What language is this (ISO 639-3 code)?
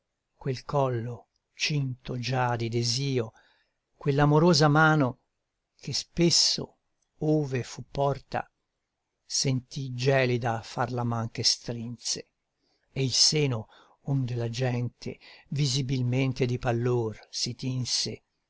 ita